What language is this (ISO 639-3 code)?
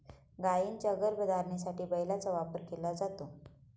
mar